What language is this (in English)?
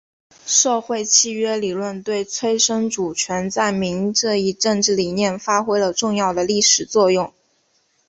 Chinese